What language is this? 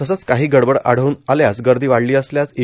Marathi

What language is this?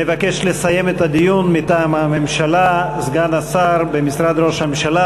Hebrew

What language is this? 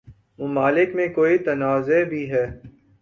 Urdu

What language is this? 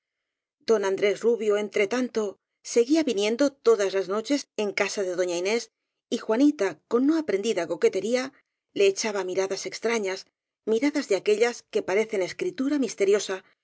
Spanish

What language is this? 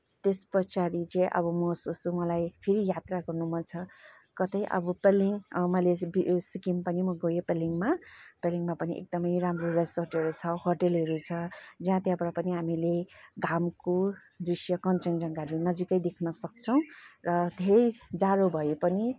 Nepali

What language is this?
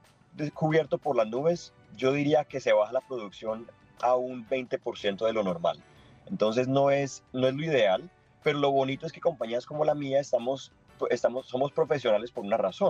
Spanish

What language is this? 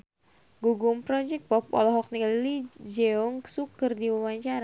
Sundanese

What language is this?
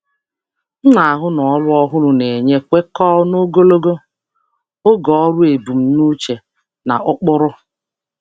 Igbo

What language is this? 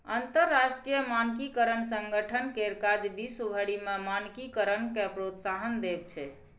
Maithili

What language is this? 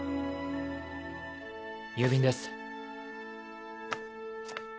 Japanese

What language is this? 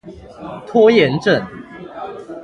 Chinese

